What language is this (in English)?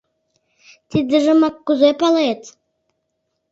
Mari